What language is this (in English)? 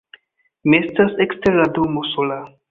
Esperanto